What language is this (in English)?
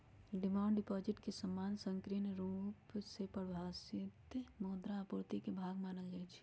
Magahi